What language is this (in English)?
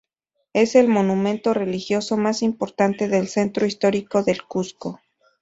Spanish